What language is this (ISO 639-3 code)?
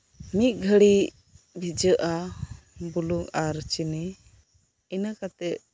sat